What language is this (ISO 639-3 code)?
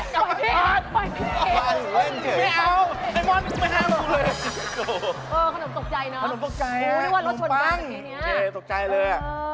tha